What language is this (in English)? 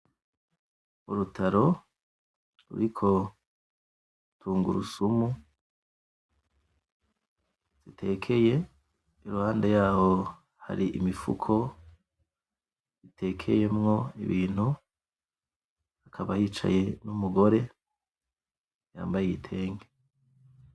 Rundi